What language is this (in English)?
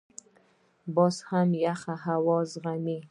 Pashto